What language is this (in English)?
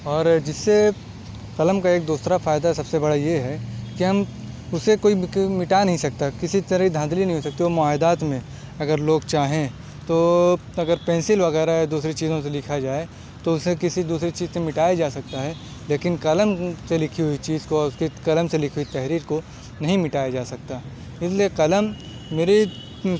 Urdu